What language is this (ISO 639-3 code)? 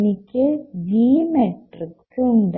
mal